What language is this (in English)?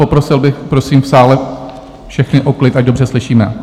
Czech